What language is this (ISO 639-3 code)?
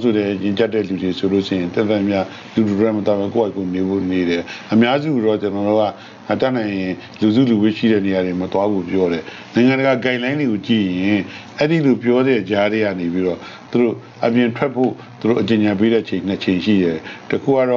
fra